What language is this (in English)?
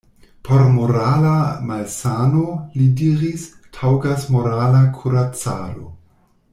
Esperanto